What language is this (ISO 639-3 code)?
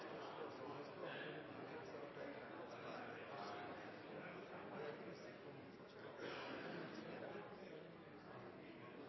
nno